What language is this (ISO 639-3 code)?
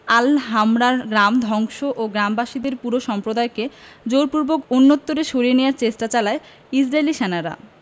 ben